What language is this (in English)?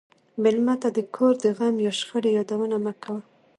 Pashto